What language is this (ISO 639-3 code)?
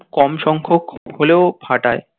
ben